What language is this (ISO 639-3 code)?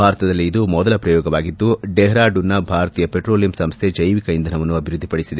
kan